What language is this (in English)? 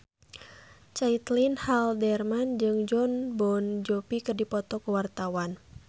Sundanese